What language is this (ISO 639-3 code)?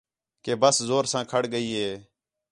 xhe